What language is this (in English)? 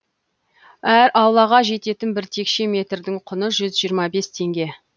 Kazakh